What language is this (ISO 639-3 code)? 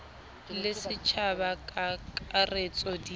sot